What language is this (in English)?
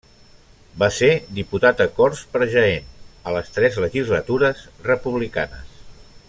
Catalan